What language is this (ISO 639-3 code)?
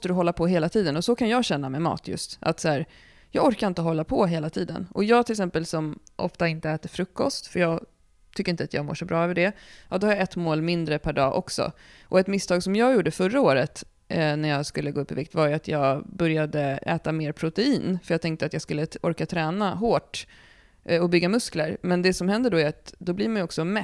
swe